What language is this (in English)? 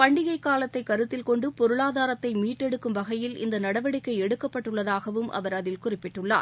Tamil